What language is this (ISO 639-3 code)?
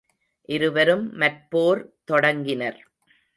tam